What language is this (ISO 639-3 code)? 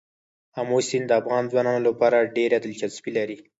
pus